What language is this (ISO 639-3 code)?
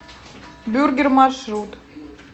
rus